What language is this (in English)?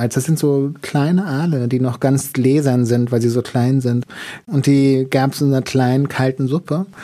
German